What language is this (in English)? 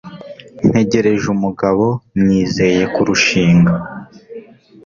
Kinyarwanda